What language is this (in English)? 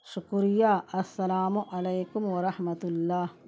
Urdu